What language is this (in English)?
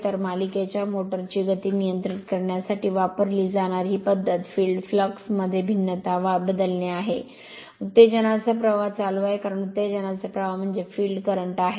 Marathi